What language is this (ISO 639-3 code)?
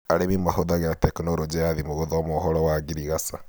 kik